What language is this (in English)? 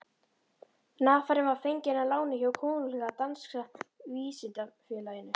Icelandic